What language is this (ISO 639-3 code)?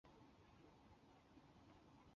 zho